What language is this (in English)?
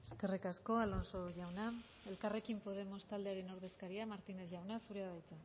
Basque